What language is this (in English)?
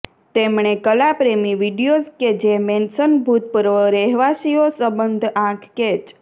Gujarati